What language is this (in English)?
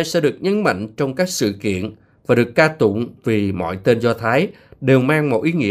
Vietnamese